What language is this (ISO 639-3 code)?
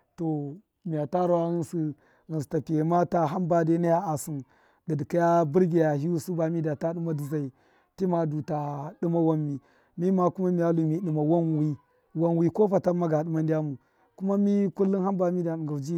mkf